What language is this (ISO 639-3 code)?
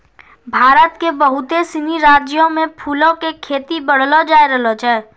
mai